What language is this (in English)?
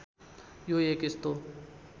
Nepali